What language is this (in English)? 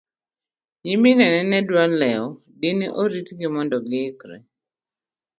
Luo (Kenya and Tanzania)